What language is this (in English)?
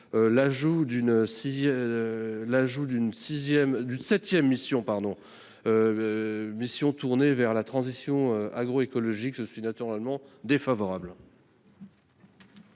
French